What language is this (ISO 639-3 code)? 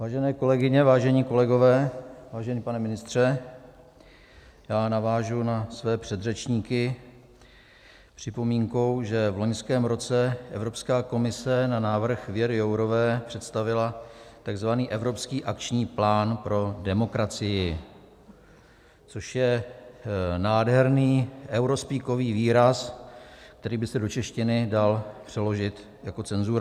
ces